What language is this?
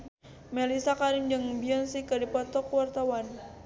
Sundanese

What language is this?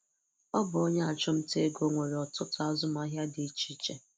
Igbo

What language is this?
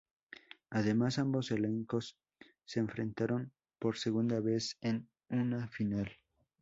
Spanish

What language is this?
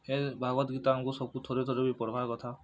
Odia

